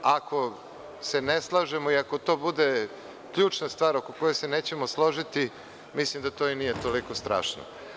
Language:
Serbian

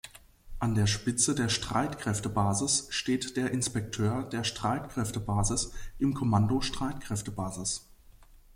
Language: German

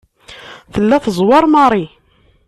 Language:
Kabyle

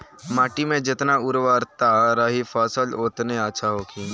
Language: Bhojpuri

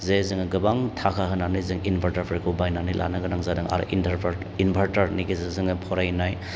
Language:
Bodo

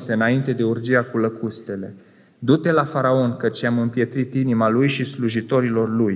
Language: Romanian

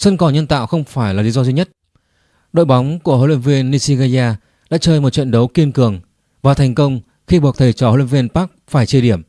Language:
Vietnamese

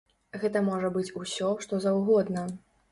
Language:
Belarusian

